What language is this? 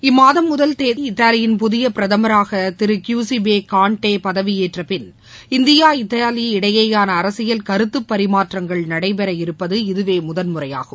Tamil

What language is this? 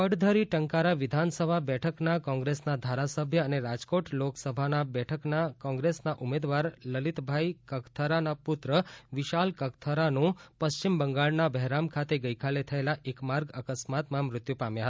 Gujarati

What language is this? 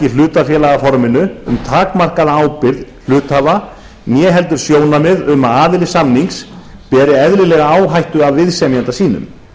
Icelandic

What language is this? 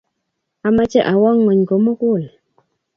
Kalenjin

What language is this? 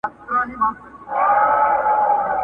Pashto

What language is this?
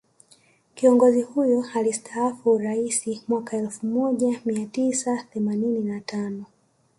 Swahili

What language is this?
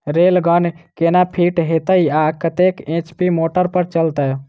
Maithili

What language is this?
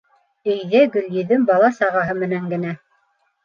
Bashkir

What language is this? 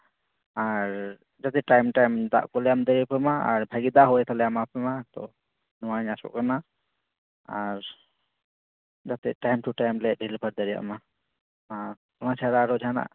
Santali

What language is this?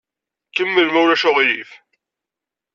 Kabyle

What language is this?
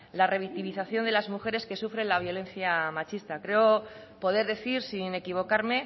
Spanish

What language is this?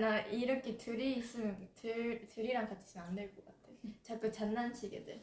Korean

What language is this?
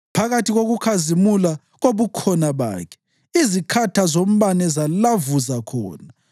North Ndebele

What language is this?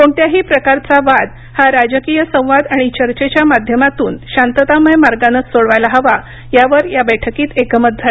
Marathi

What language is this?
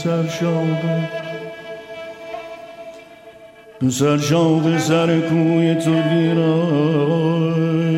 Persian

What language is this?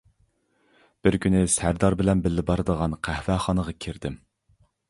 Uyghur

